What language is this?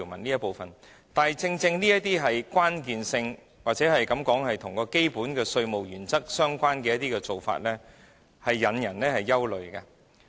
Cantonese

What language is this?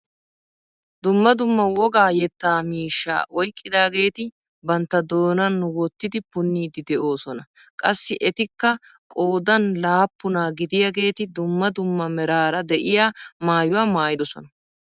Wolaytta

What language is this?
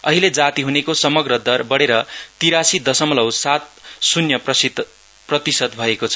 Nepali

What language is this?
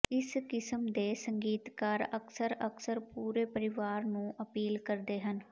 Punjabi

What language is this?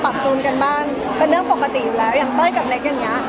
Thai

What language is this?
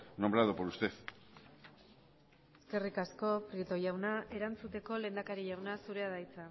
Basque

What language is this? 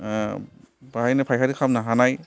Bodo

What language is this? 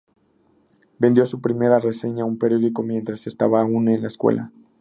Spanish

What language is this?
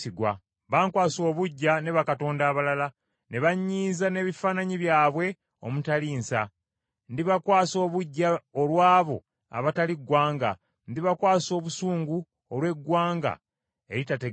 Ganda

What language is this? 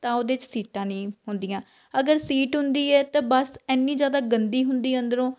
Punjabi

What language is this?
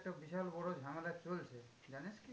Bangla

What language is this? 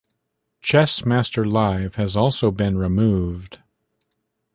English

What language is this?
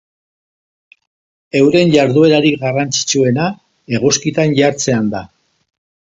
Basque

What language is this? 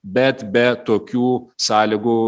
Lithuanian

